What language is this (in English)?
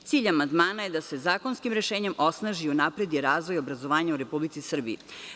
Serbian